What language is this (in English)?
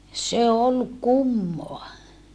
Finnish